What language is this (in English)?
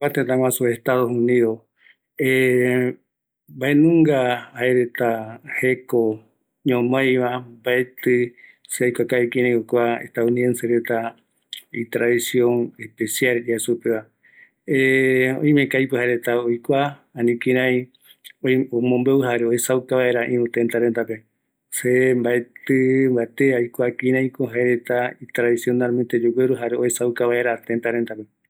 Eastern Bolivian Guaraní